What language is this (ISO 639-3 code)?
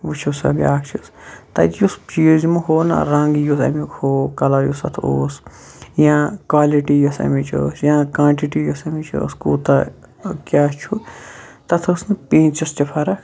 kas